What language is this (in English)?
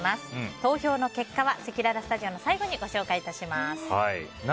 Japanese